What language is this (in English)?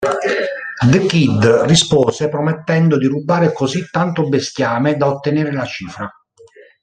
Italian